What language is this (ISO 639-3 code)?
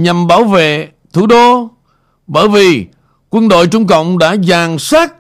vie